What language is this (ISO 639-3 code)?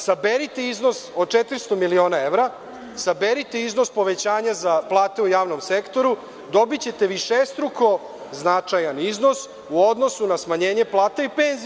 srp